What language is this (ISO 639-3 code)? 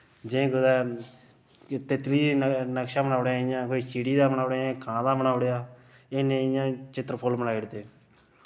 doi